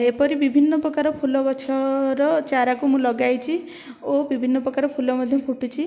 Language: Odia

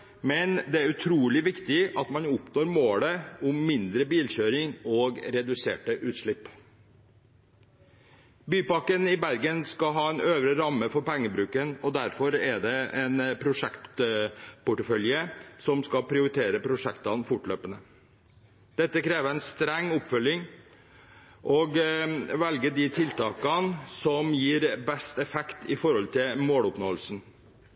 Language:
Norwegian Bokmål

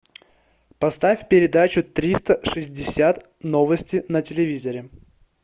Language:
Russian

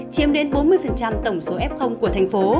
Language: Vietnamese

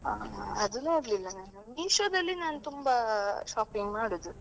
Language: Kannada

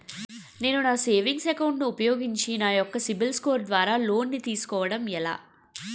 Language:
Telugu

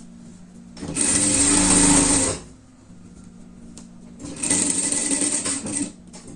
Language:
Portuguese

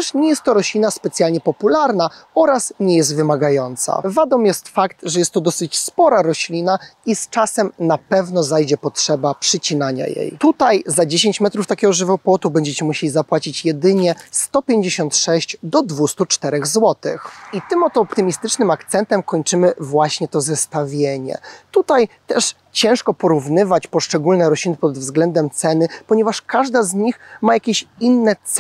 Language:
Polish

